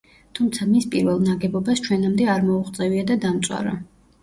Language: Georgian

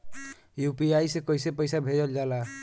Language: Bhojpuri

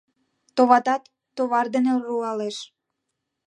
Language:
Mari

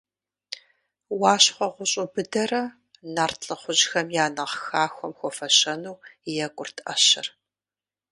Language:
Kabardian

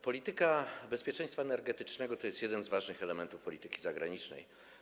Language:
Polish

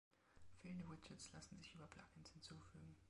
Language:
German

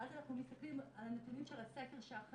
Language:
Hebrew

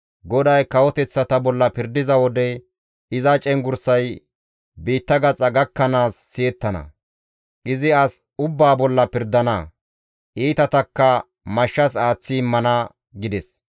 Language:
Gamo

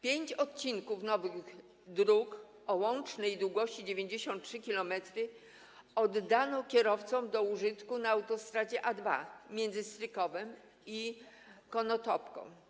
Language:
Polish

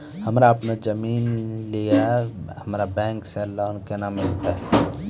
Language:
Maithili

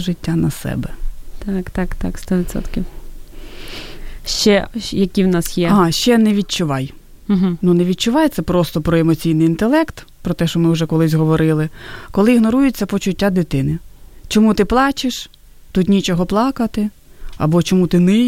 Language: Ukrainian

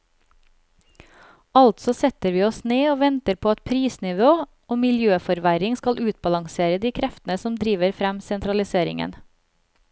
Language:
Norwegian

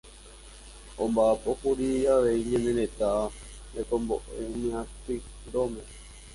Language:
Guarani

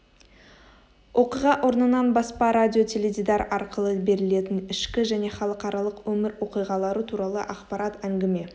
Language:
Kazakh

